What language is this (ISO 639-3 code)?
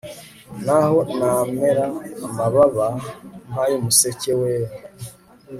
kin